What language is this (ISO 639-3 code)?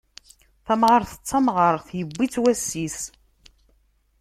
kab